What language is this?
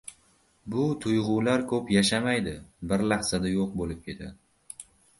Uzbek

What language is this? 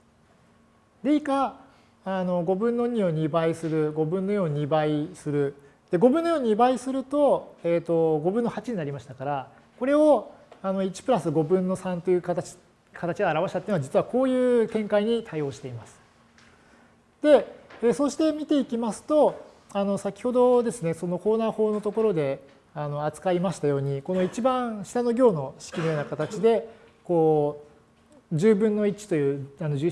Japanese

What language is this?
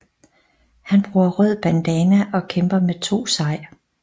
Danish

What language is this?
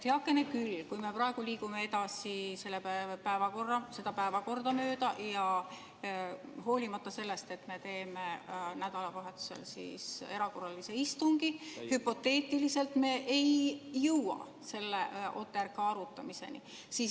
Estonian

